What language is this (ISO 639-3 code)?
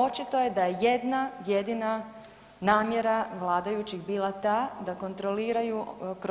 hrv